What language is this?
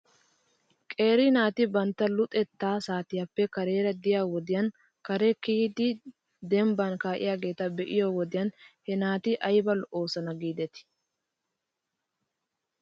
Wolaytta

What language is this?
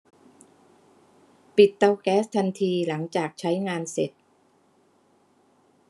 Thai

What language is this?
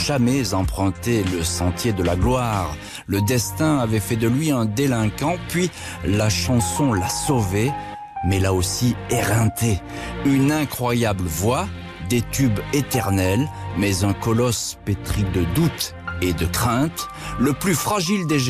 French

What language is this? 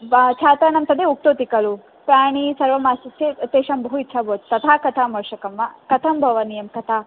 Sanskrit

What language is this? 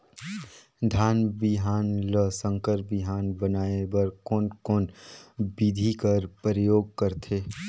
Chhattisgarhi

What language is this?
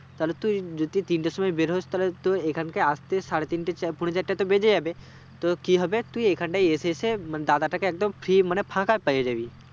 Bangla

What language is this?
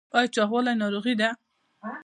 Pashto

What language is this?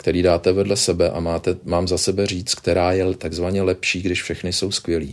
Czech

